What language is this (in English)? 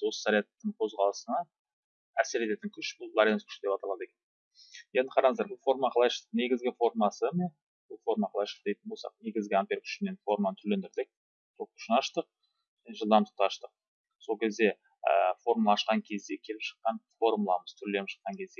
Turkish